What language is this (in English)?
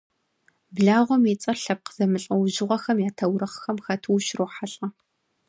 Kabardian